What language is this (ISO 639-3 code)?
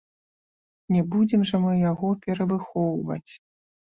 bel